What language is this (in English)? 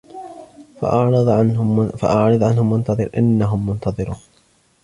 Arabic